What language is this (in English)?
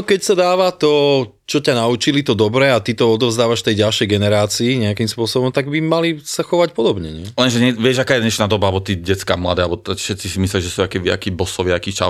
Slovak